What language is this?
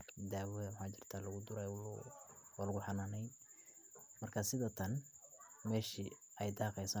Somali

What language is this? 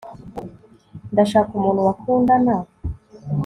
Kinyarwanda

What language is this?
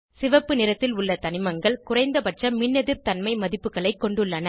Tamil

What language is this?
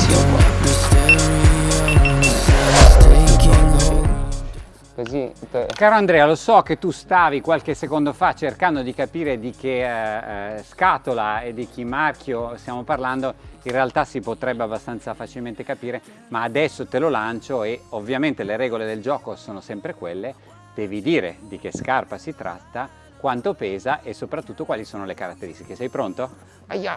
Italian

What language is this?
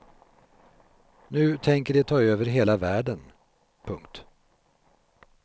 Swedish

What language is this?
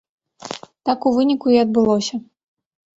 Belarusian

